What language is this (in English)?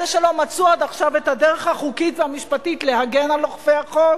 Hebrew